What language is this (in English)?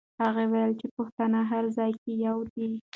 Pashto